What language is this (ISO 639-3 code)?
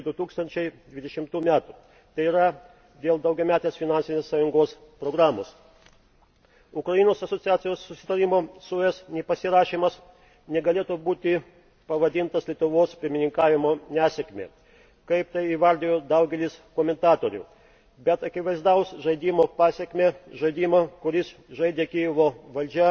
lit